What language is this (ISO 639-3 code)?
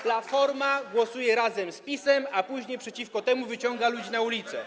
pol